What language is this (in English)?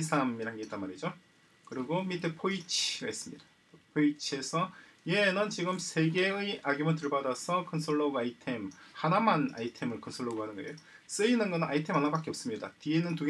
Korean